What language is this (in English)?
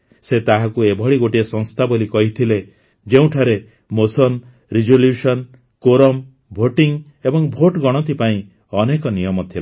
Odia